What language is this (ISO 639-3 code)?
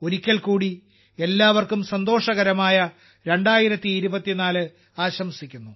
mal